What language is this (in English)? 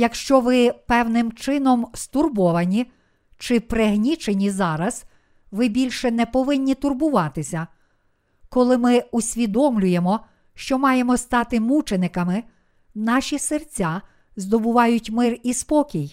Ukrainian